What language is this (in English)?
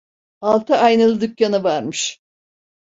Turkish